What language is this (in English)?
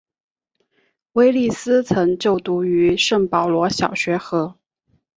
Chinese